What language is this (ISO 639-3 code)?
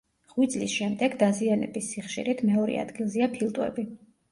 kat